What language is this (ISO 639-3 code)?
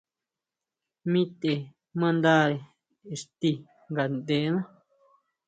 mau